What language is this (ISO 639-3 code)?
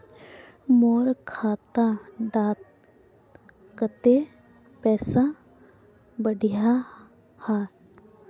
mag